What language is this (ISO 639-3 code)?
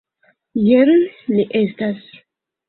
epo